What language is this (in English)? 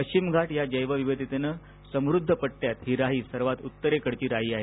Marathi